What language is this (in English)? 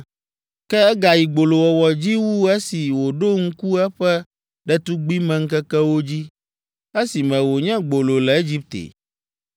Ewe